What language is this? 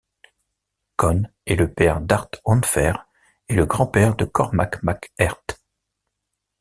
French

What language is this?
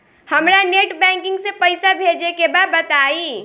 Bhojpuri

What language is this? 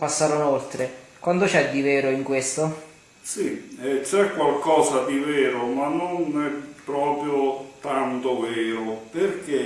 Italian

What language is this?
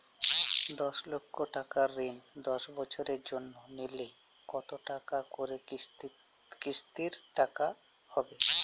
Bangla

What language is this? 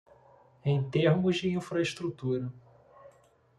Portuguese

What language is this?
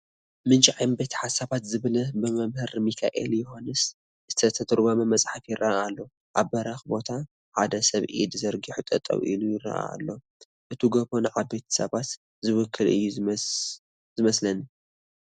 Tigrinya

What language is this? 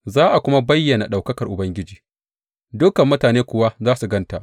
Hausa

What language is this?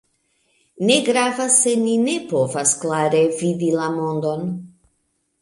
Esperanto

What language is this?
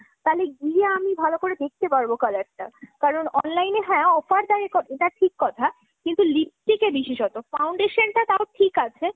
Bangla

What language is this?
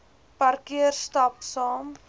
Afrikaans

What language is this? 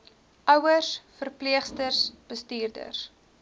Afrikaans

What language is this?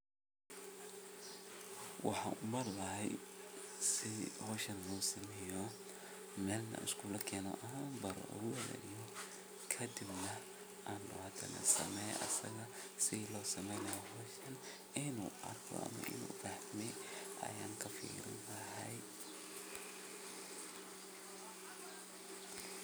Somali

